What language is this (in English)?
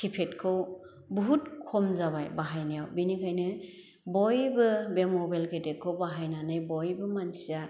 Bodo